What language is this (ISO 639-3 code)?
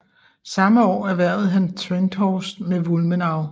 dan